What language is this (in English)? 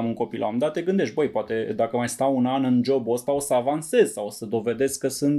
Romanian